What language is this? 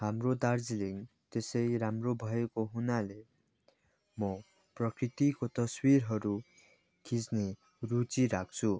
Nepali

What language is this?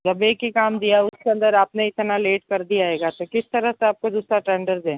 Hindi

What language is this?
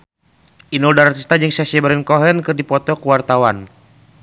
Sundanese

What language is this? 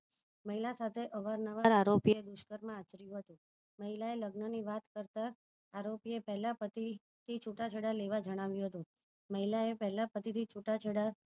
Gujarati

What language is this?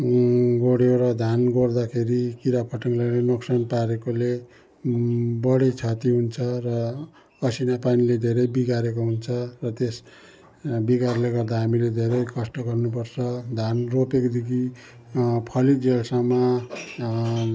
Nepali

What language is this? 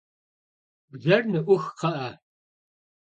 Kabardian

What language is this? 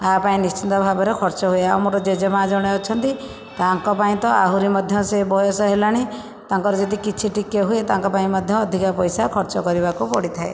Odia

